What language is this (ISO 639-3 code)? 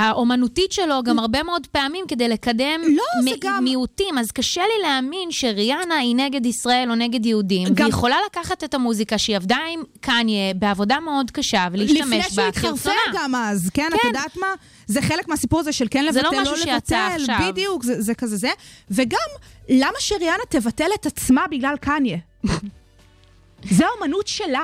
heb